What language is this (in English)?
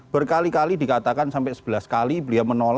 Indonesian